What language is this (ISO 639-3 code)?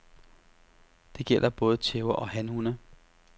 dan